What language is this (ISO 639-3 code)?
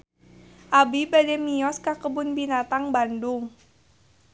sun